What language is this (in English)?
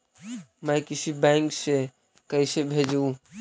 Magahi